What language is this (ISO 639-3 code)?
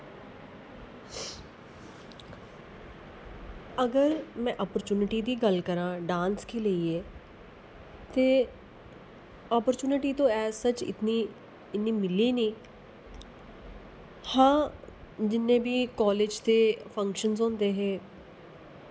doi